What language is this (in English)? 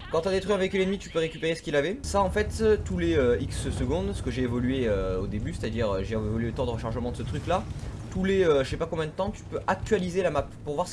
French